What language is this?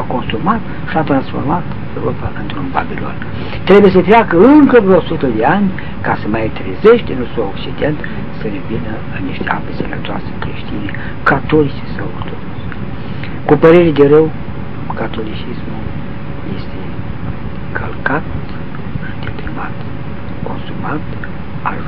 Romanian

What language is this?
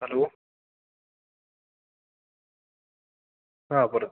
Malayalam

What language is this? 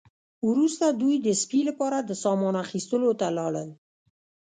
Pashto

